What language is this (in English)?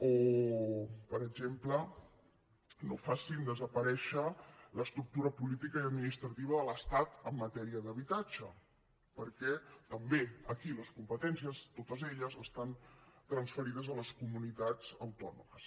Catalan